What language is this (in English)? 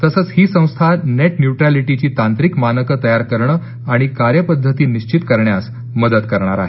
Marathi